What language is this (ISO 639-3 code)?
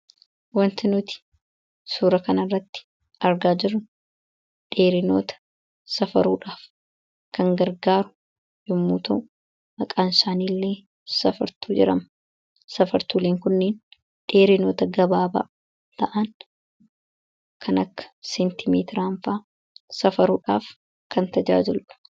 orm